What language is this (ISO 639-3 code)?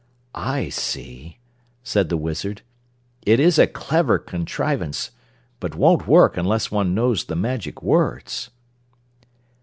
eng